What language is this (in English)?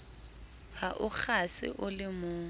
Southern Sotho